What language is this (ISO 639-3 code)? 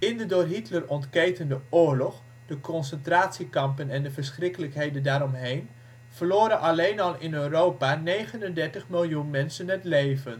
nld